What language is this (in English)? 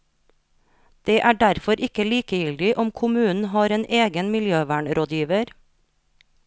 Norwegian